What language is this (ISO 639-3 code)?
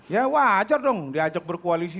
ind